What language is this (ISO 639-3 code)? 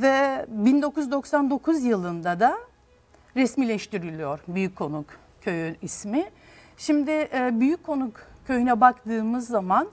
tur